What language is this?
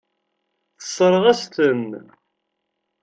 Kabyle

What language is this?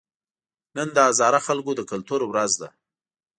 Pashto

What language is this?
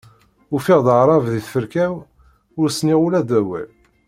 Kabyle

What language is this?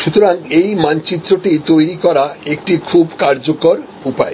Bangla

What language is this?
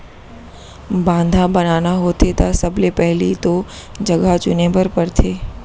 Chhattisgarhi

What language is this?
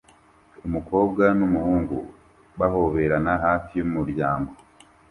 Kinyarwanda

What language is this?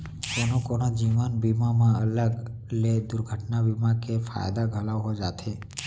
Chhattisgarhi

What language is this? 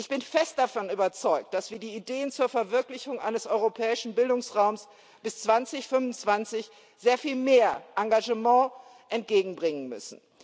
German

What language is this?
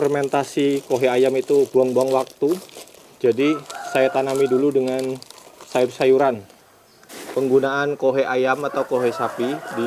Indonesian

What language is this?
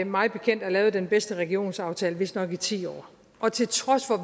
Danish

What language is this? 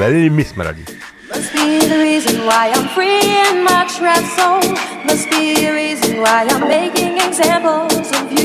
Slovak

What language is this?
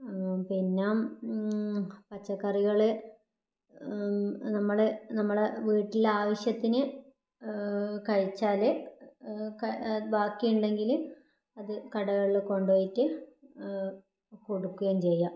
Malayalam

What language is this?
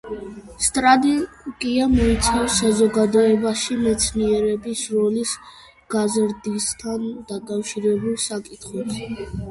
Georgian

